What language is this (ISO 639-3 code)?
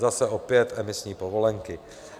ces